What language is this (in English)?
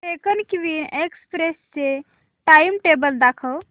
Marathi